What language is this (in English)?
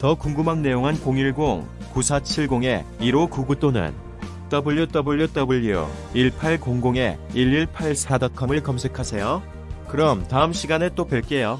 Korean